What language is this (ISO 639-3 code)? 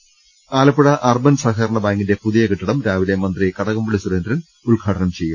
mal